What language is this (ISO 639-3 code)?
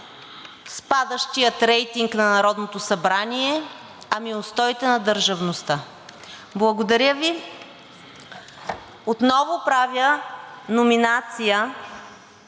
bul